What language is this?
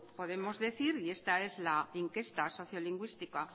Spanish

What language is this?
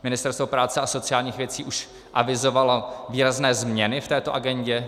Czech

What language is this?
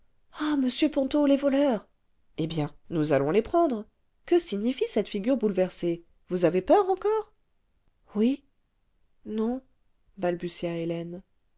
French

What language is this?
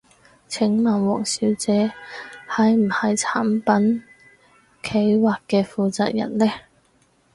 Cantonese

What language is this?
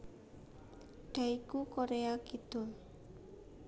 Javanese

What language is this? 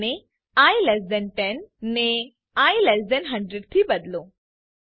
Gujarati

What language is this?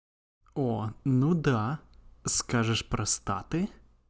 Russian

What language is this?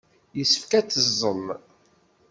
Kabyle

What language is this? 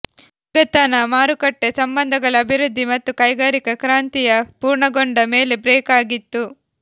Kannada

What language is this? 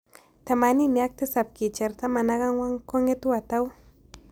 Kalenjin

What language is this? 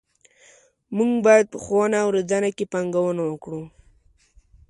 Pashto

